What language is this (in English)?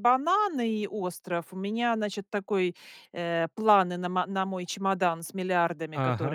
Russian